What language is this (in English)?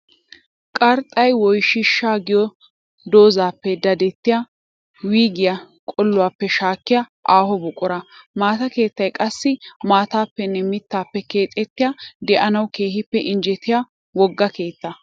Wolaytta